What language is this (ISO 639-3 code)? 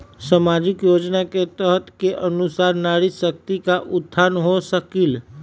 mag